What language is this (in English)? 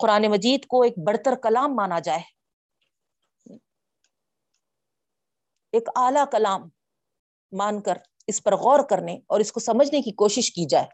Urdu